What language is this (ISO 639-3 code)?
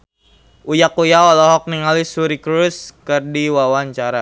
sun